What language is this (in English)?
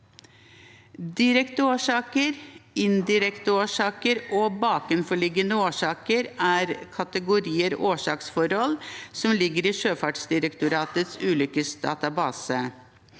Norwegian